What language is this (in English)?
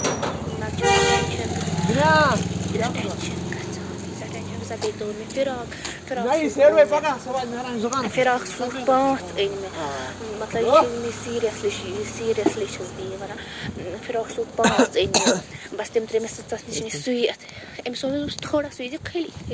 Kashmiri